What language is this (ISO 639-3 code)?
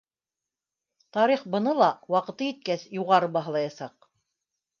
bak